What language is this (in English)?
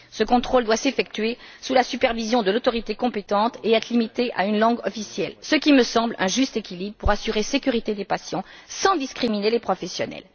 French